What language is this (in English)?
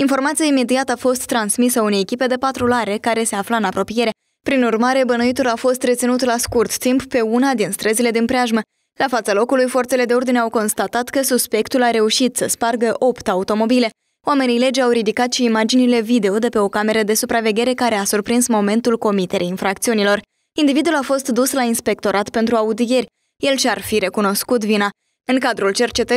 Romanian